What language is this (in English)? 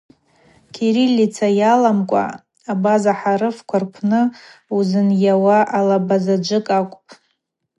Abaza